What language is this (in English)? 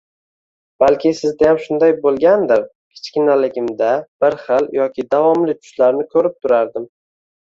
Uzbek